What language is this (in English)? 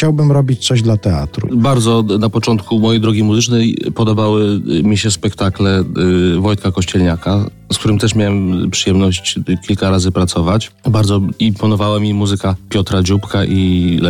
Polish